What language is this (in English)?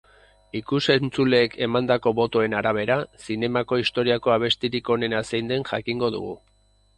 Basque